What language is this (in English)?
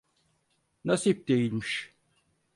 Turkish